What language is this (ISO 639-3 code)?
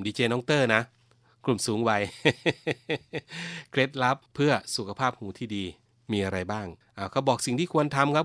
tha